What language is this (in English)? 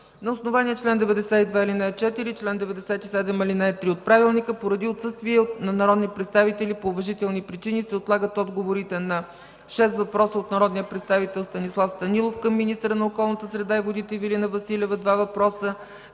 Bulgarian